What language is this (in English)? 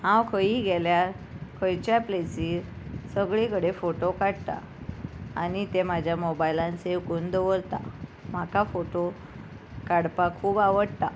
Konkani